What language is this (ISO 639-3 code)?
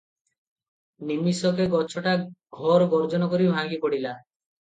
ori